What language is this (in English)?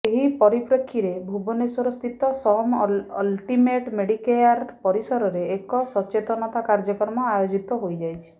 Odia